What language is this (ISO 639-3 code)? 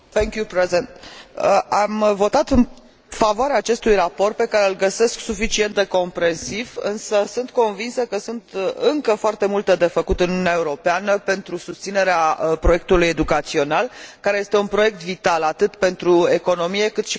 ron